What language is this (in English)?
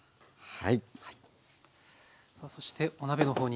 Japanese